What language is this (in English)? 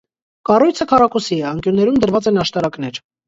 Armenian